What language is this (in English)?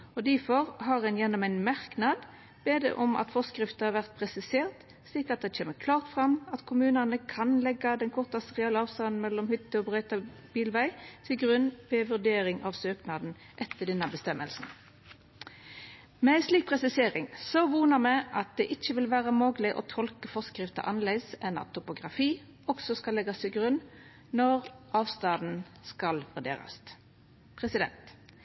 Norwegian Nynorsk